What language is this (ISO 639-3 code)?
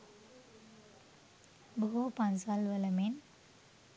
sin